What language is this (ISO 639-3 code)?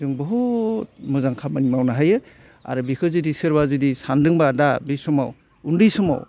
brx